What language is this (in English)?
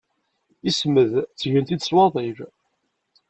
Kabyle